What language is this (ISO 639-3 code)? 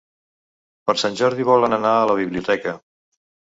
cat